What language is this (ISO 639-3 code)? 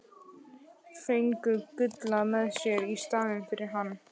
isl